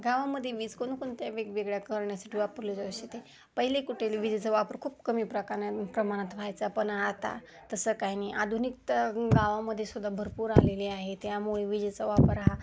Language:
Marathi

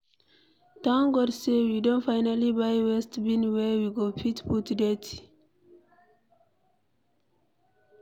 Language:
Nigerian Pidgin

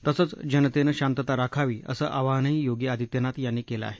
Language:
Marathi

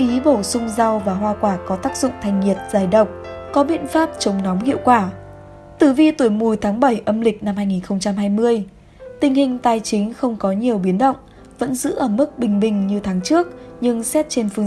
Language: Vietnamese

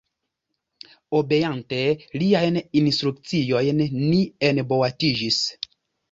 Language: Esperanto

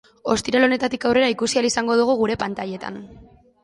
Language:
Basque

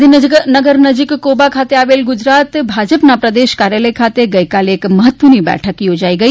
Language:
Gujarati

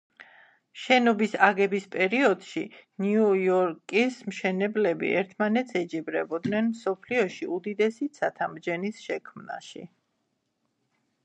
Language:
Georgian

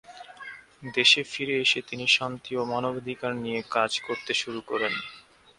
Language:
Bangla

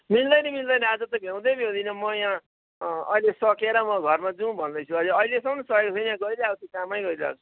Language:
Nepali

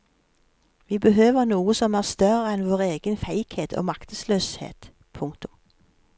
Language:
Norwegian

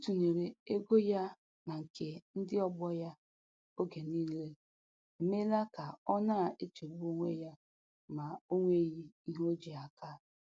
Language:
Igbo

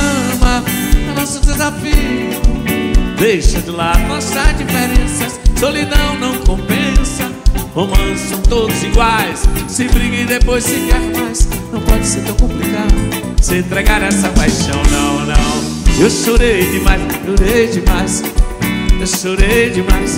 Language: Portuguese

